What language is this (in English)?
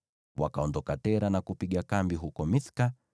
Swahili